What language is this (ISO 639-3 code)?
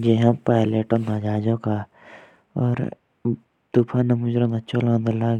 jns